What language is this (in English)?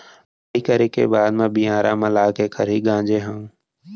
Chhattisgarhi